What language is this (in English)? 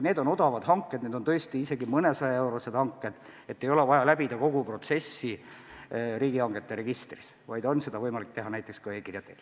Estonian